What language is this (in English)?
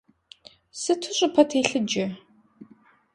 Kabardian